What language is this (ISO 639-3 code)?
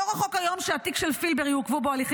heb